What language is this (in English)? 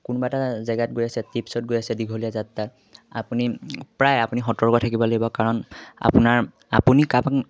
Assamese